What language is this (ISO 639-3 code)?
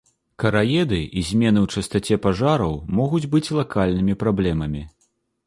bel